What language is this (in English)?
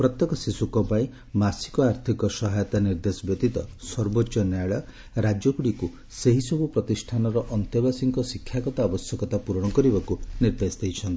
Odia